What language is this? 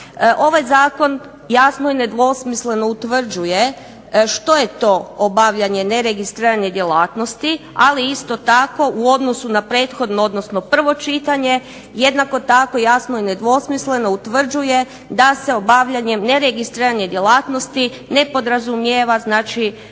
Croatian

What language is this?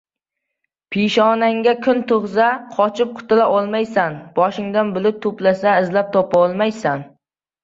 Uzbek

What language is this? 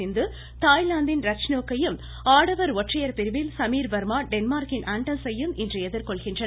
Tamil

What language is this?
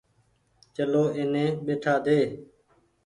Goaria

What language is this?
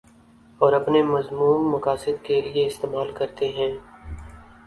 Urdu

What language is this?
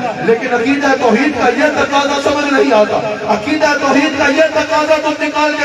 Arabic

